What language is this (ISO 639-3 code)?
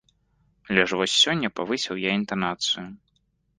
bel